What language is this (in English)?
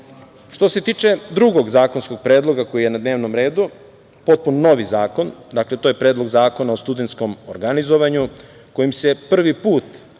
Serbian